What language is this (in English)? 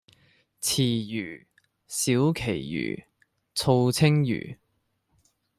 Cantonese